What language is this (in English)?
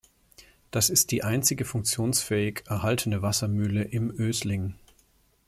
German